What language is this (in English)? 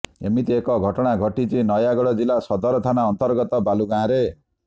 Odia